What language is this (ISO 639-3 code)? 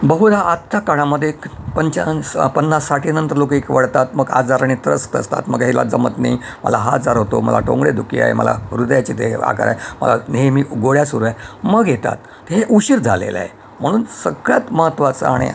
mar